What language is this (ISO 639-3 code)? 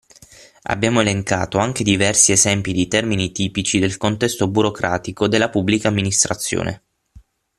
ita